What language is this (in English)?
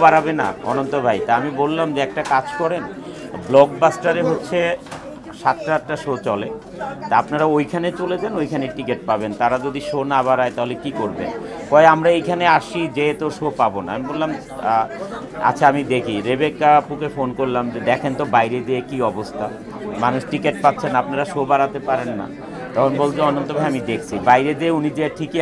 Italian